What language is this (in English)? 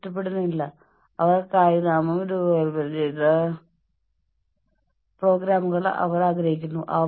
Malayalam